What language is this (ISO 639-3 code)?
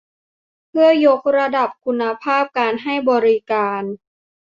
tha